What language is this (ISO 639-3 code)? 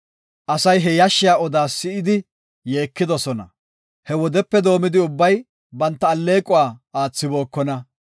gof